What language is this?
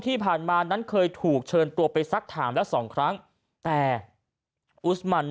Thai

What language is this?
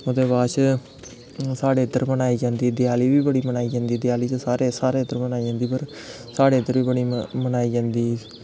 Dogri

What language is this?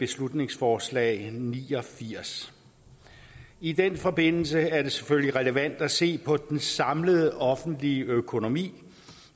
Danish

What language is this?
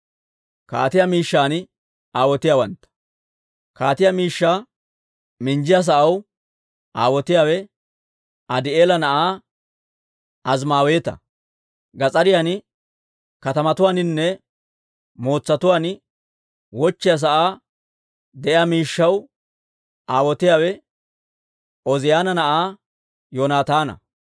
Dawro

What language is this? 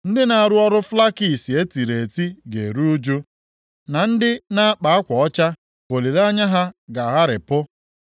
Igbo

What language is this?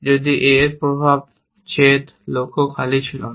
Bangla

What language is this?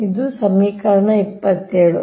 Kannada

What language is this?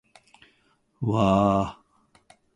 Japanese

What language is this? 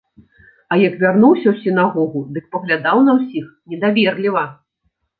Belarusian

